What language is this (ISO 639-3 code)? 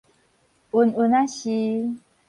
nan